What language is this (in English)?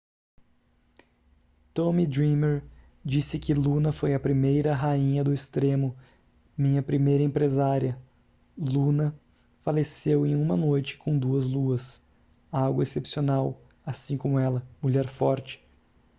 Portuguese